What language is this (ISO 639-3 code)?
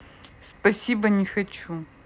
rus